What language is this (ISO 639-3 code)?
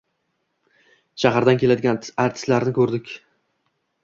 uzb